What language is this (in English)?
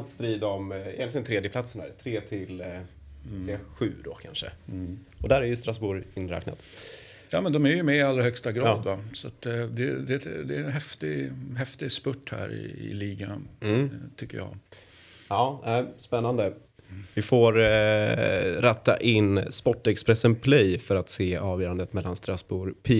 Swedish